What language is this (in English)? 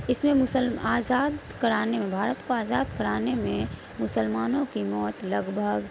Urdu